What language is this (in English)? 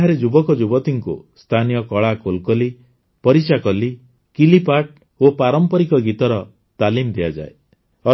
Odia